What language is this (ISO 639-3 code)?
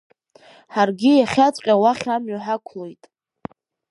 abk